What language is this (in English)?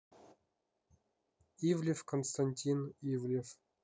Russian